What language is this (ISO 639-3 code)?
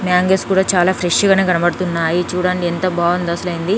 tel